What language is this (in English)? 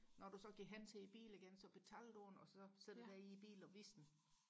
Danish